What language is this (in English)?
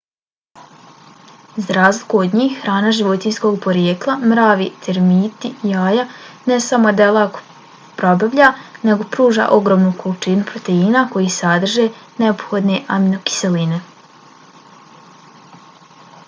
Bosnian